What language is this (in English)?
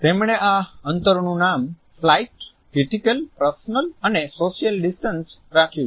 Gujarati